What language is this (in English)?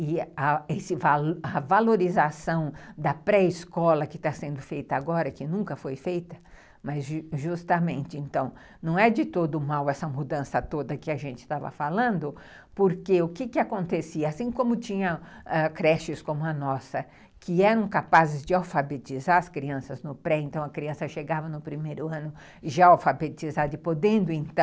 Portuguese